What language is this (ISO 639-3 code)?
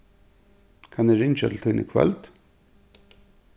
fao